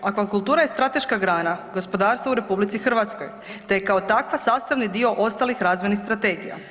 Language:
Croatian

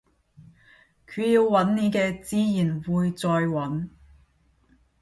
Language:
Cantonese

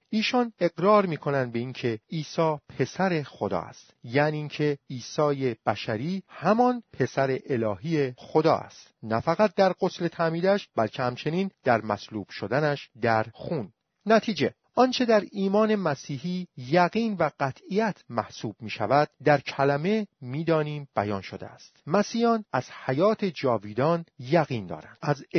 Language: Persian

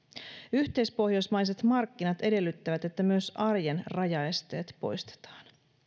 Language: Finnish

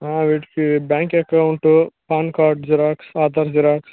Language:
Telugu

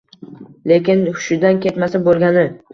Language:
Uzbek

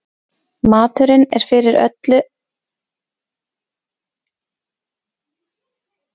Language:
Icelandic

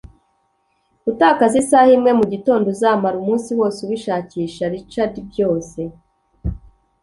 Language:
Kinyarwanda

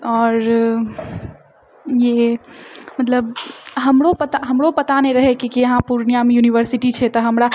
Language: Maithili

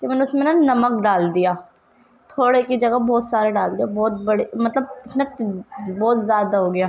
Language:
Urdu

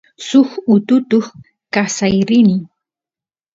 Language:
Santiago del Estero Quichua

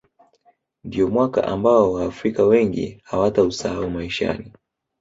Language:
Swahili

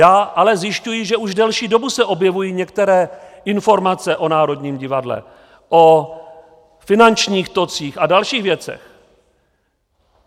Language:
Czech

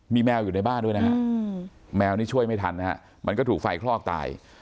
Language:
Thai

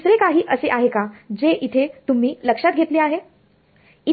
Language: Marathi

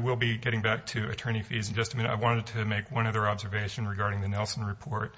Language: English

